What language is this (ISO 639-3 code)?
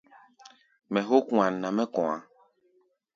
gba